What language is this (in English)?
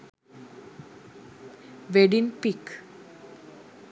Sinhala